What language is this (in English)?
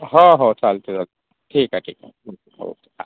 Marathi